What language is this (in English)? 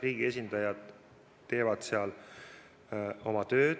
Estonian